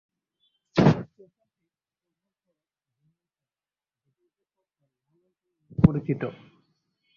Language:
Bangla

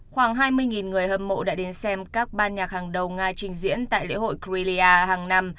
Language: Vietnamese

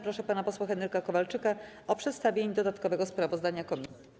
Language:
Polish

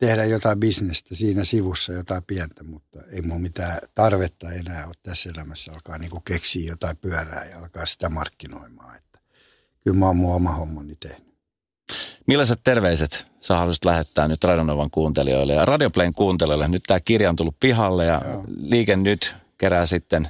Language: Finnish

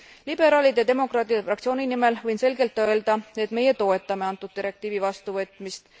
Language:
Estonian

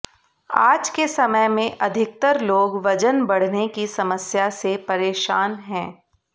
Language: Hindi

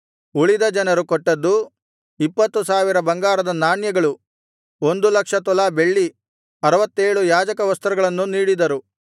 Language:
Kannada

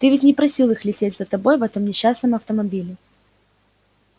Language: Russian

